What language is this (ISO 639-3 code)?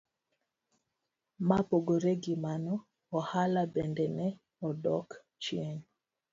luo